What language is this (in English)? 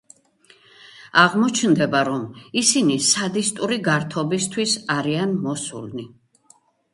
Georgian